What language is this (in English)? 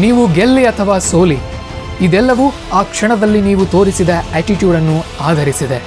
Kannada